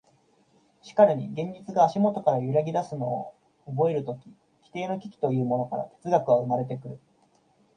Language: Japanese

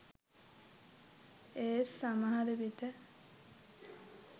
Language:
Sinhala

